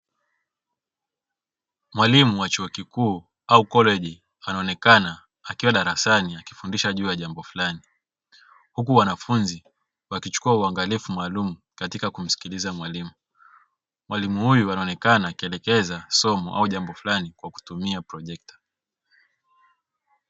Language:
Swahili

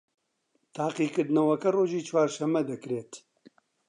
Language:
Central Kurdish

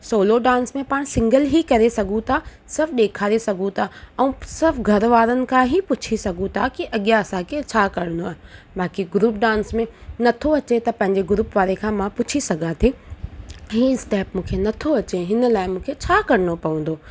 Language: Sindhi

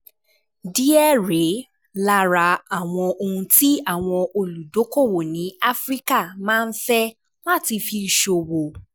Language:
Yoruba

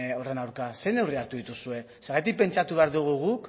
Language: Basque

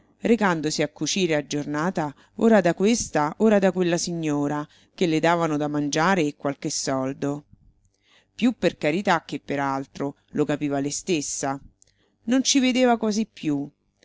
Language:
Italian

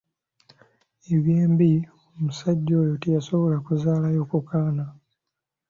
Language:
Ganda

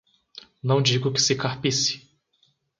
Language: Portuguese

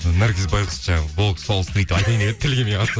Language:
Kazakh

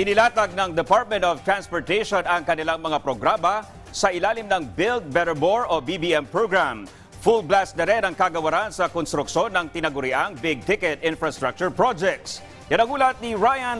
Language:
Filipino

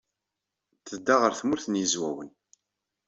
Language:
Kabyle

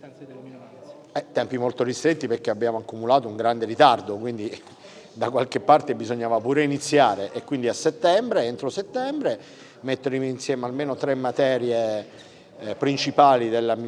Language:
Italian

